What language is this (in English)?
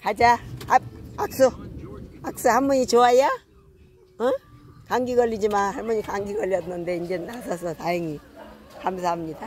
Korean